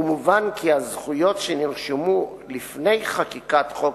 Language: Hebrew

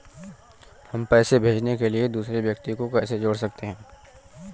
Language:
Hindi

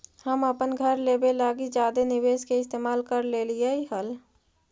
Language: Magahi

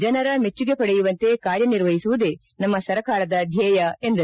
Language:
Kannada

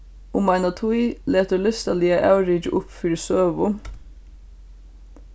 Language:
Faroese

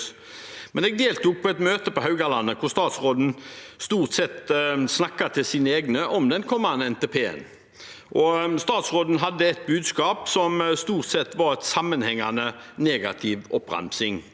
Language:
Norwegian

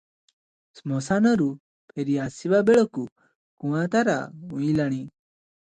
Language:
Odia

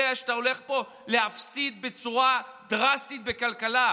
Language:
Hebrew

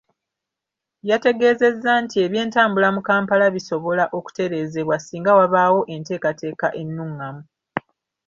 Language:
Ganda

